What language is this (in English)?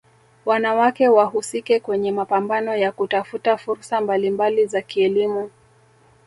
Swahili